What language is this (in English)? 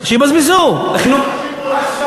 Hebrew